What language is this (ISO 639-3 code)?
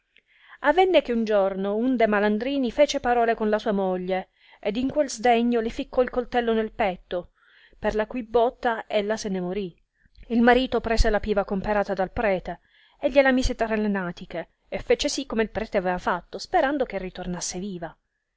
ita